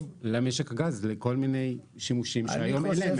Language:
Hebrew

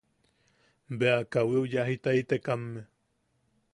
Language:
Yaqui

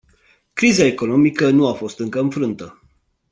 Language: Romanian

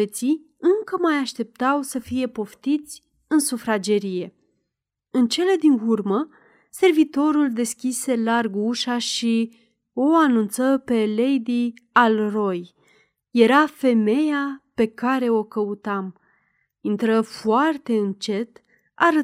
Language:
Romanian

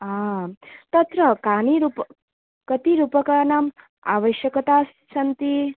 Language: Sanskrit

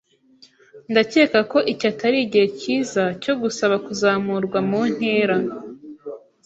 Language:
Kinyarwanda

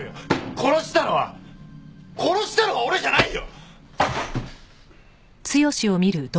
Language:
Japanese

